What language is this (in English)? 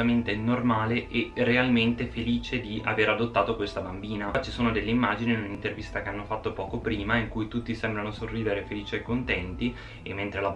Italian